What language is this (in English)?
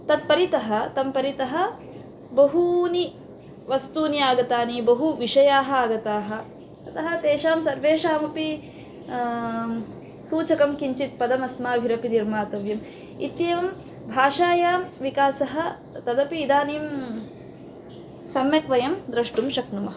Sanskrit